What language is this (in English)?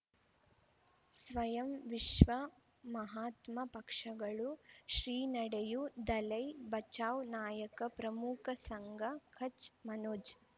Kannada